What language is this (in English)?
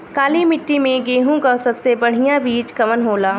Bhojpuri